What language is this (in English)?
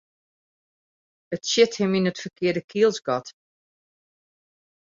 Western Frisian